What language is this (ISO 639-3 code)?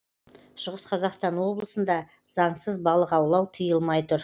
kaz